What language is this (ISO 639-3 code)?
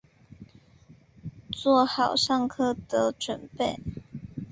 zho